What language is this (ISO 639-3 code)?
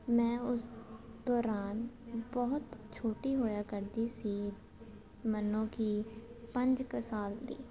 pan